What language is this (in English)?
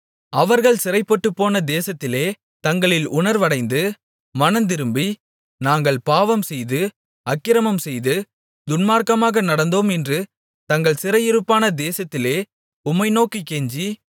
Tamil